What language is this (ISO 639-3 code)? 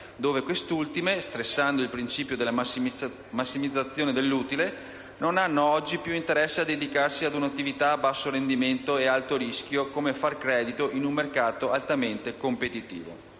ita